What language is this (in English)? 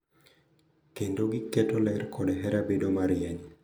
Luo (Kenya and Tanzania)